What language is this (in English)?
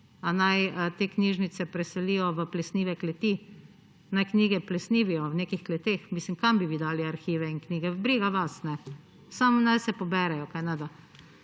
Slovenian